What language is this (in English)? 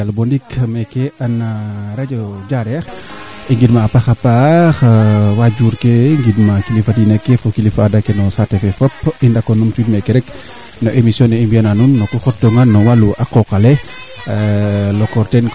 Serer